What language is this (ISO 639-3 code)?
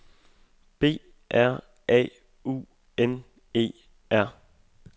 dan